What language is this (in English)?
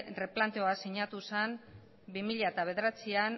Basque